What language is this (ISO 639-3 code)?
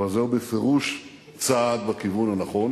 heb